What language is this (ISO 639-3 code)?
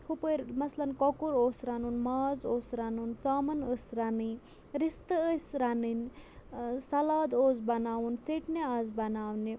kas